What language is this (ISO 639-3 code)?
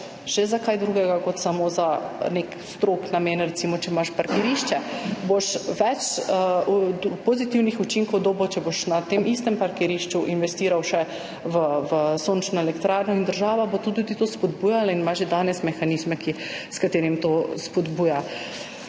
slv